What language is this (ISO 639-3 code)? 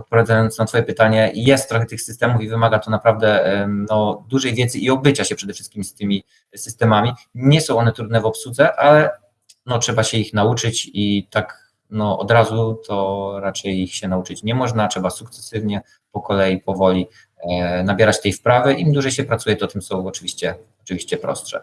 pol